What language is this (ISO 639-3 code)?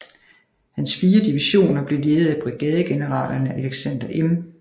dan